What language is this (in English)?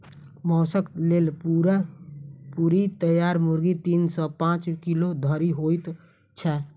Maithili